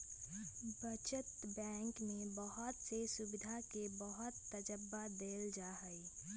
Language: Magahi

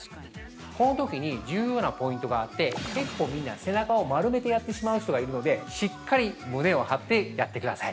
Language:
Japanese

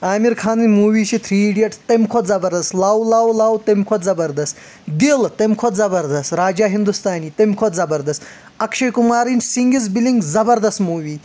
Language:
Kashmiri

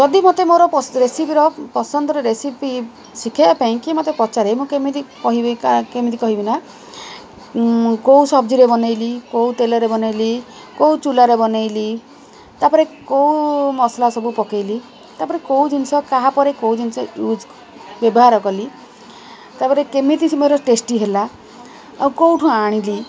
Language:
Odia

